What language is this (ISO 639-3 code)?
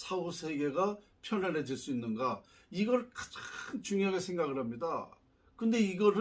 kor